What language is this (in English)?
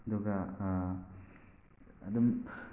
Manipuri